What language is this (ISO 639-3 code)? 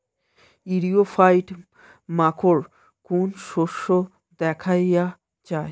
ben